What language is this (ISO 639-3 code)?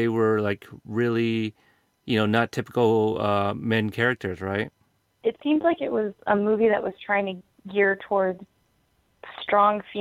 eng